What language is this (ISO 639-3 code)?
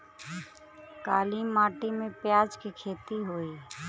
bho